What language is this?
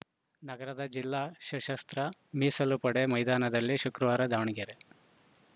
Kannada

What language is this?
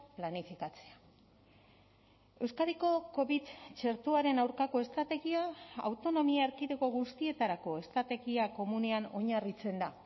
Basque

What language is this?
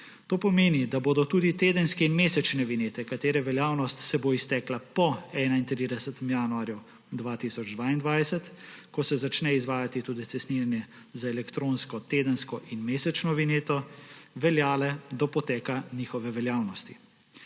Slovenian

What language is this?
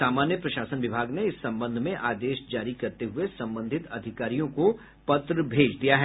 Hindi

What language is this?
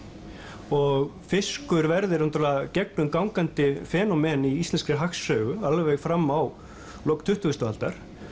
Icelandic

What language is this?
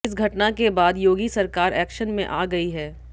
Hindi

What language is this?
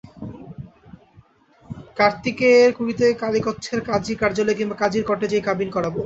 Bangla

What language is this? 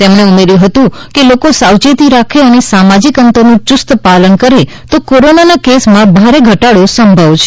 Gujarati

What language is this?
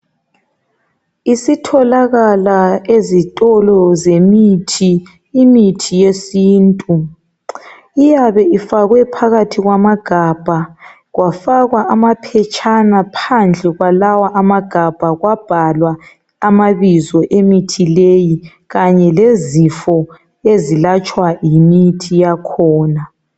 North Ndebele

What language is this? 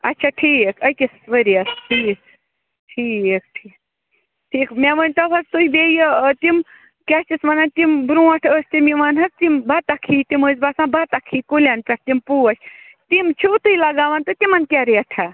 Kashmiri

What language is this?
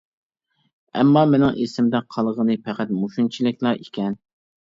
Uyghur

